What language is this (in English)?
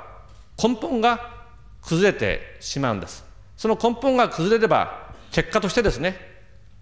Korean